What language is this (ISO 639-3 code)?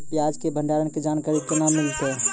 mai